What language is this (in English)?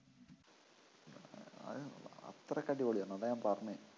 Malayalam